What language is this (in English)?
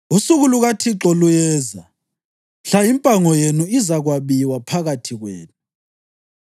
North Ndebele